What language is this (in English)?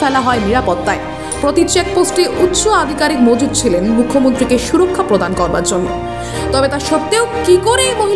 Arabic